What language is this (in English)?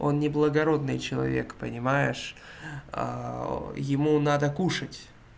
Russian